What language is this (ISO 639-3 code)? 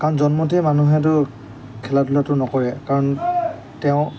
asm